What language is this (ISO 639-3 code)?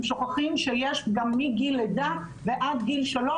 heb